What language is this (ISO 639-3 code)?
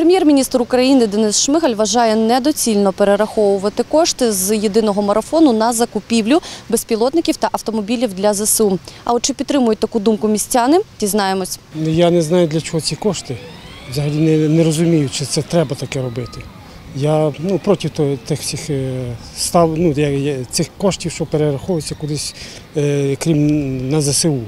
ukr